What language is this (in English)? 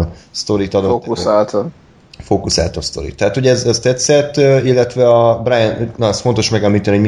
Hungarian